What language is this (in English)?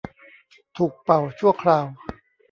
Thai